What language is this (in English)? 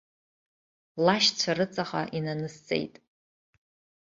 Abkhazian